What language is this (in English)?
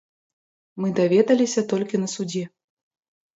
Belarusian